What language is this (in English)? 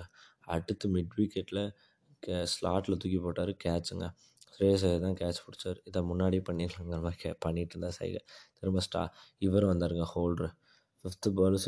Tamil